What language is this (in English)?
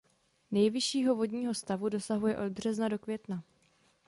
Czech